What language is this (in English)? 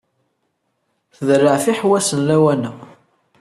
Kabyle